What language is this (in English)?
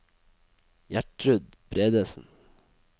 Norwegian